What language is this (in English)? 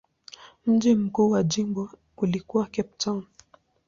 Swahili